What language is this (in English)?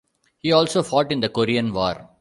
English